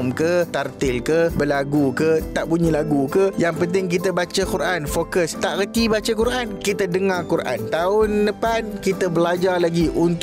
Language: Malay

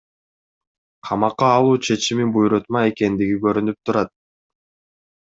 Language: Kyrgyz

